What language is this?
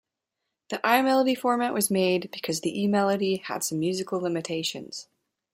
English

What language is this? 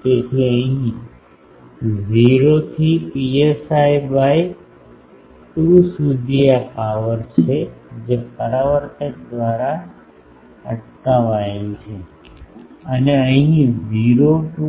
Gujarati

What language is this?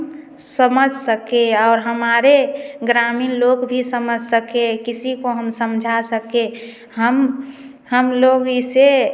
Hindi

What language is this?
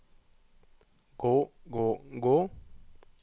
Norwegian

